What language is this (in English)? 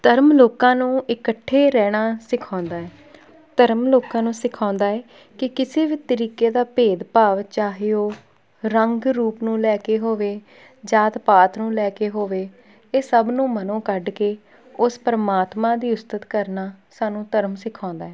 Punjabi